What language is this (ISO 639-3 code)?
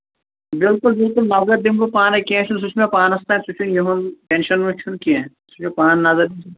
kas